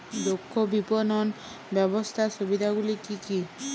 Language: Bangla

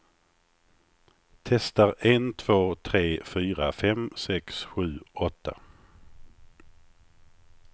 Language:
Swedish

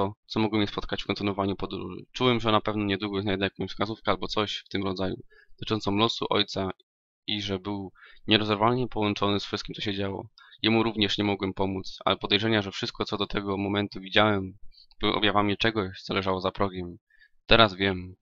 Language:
Polish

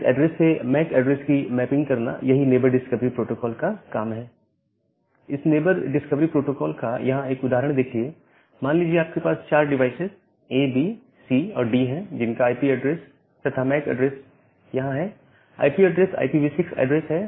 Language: Hindi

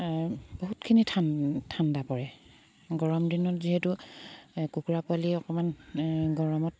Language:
Assamese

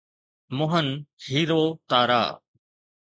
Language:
Sindhi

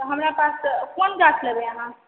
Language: Maithili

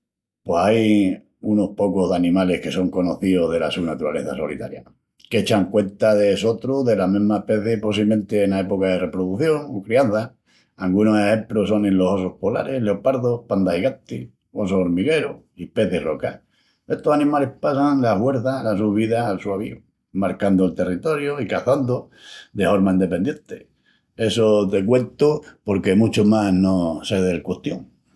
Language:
Extremaduran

